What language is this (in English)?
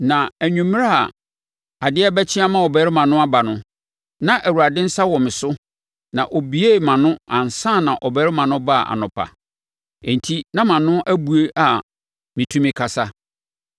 Akan